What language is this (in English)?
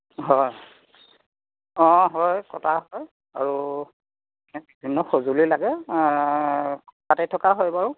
Assamese